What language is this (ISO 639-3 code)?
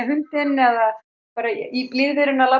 isl